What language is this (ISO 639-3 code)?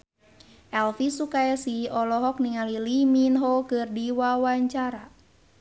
sun